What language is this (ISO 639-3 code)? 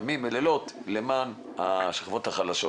heb